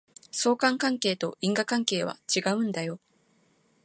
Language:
Japanese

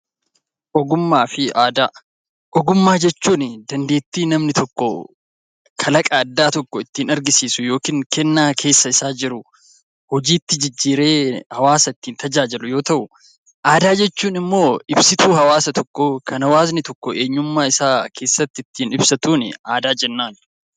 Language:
Oromo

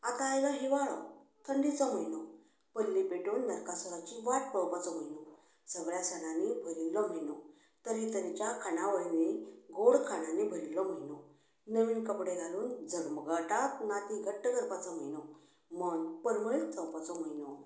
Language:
Konkani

